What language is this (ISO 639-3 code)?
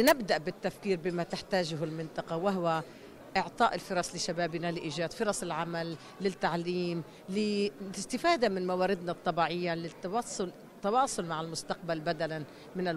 ara